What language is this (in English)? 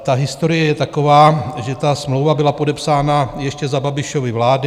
Czech